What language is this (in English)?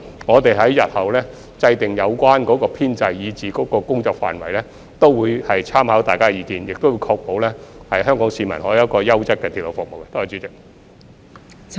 Cantonese